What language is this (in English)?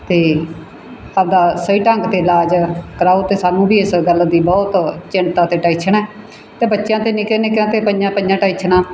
Punjabi